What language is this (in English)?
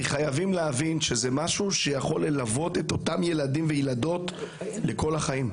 Hebrew